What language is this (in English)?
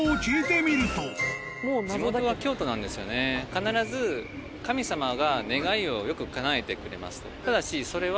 Japanese